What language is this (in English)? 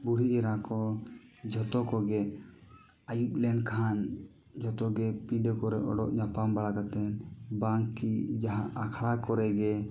Santali